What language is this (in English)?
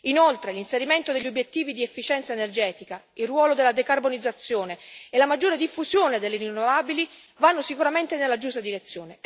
Italian